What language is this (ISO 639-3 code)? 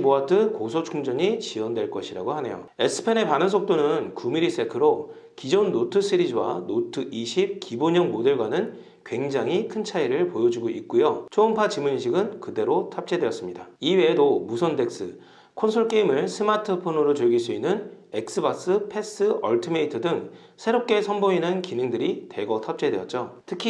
kor